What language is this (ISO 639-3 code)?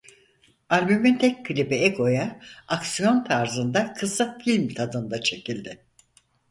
tur